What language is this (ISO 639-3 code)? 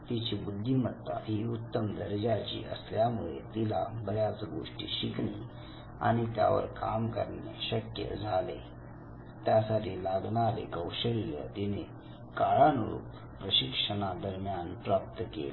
mar